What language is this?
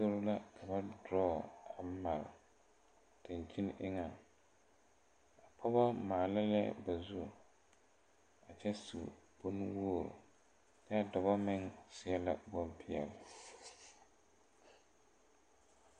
Southern Dagaare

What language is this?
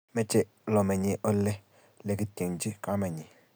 Kalenjin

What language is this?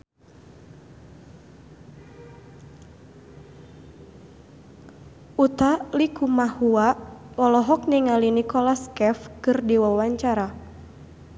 Sundanese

